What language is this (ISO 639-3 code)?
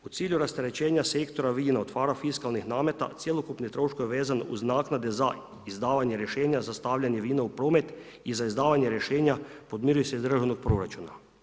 hrv